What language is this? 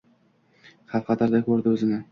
Uzbek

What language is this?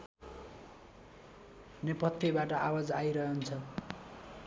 Nepali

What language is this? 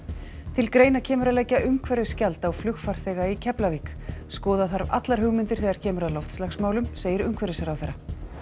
Icelandic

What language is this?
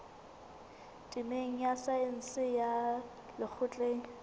Southern Sotho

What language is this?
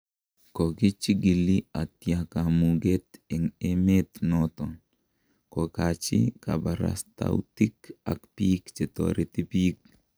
Kalenjin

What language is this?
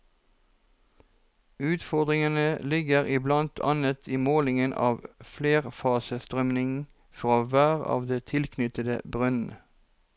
Norwegian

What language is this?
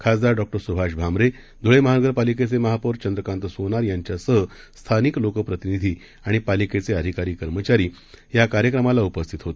Marathi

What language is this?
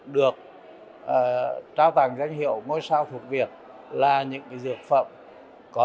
Vietnamese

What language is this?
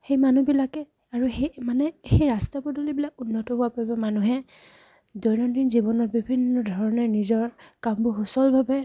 Assamese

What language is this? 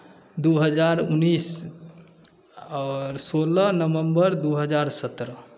Maithili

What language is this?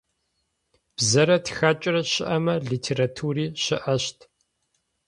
Adyghe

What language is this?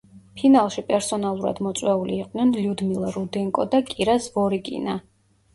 Georgian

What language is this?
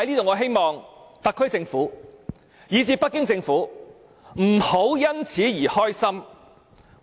Cantonese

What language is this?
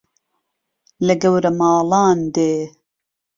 Central Kurdish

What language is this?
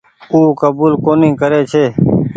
Goaria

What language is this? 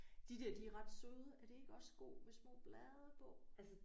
Danish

